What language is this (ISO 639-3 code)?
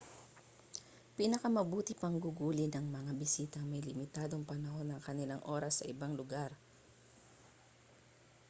fil